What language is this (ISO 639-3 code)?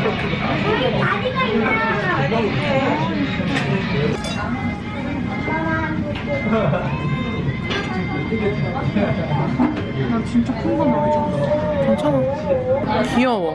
kor